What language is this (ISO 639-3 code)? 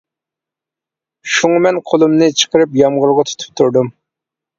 uig